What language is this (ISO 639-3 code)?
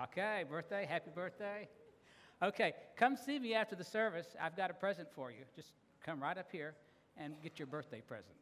eng